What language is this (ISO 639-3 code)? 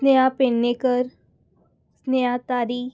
kok